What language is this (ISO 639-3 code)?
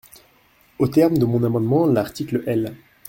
fra